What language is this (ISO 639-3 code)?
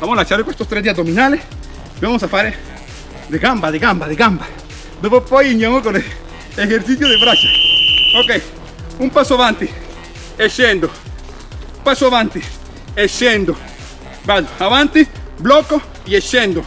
spa